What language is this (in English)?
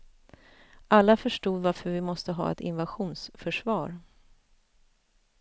Swedish